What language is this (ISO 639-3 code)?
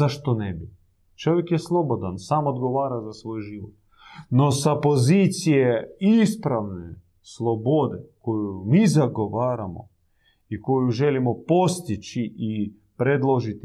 hrv